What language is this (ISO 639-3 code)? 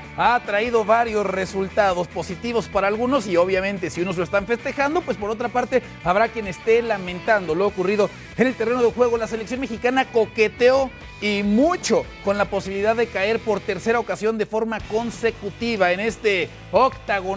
spa